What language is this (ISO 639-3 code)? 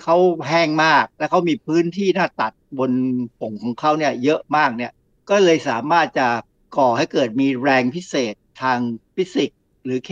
tha